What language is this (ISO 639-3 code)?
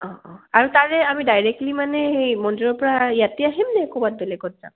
asm